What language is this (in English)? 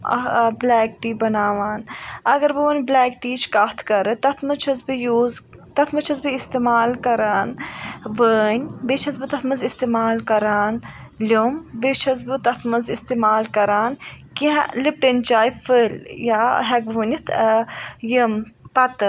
Kashmiri